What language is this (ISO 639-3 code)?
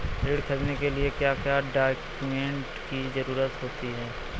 hin